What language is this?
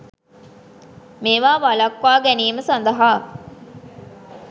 Sinhala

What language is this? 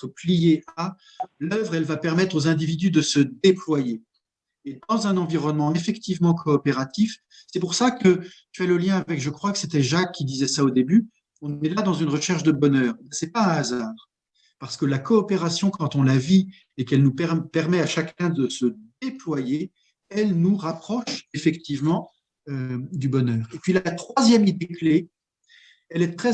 French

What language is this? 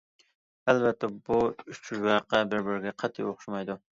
Uyghur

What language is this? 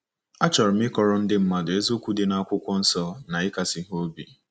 Igbo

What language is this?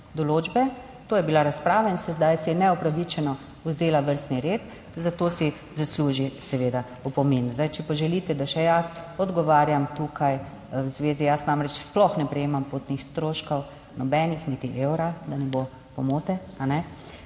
Slovenian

